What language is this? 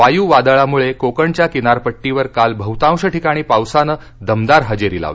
Marathi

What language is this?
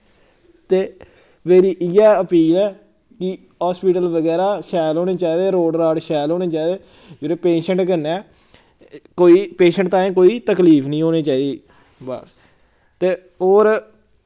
Dogri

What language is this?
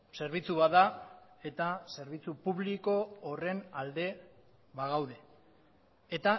Basque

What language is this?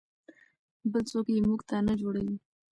Pashto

